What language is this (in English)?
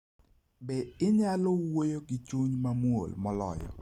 Luo (Kenya and Tanzania)